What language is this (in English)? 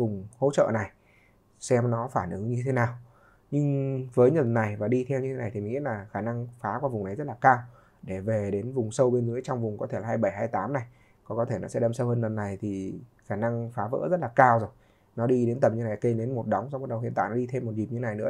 Vietnamese